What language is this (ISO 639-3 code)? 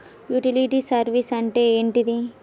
tel